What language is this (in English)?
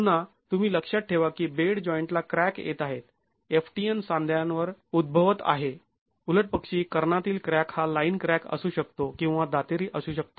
Marathi